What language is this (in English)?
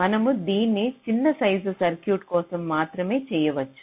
Telugu